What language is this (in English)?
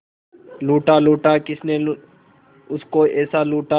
Hindi